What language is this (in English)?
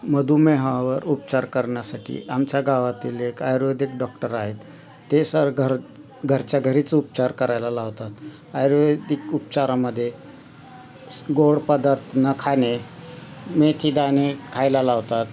Marathi